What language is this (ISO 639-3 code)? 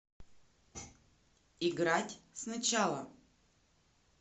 rus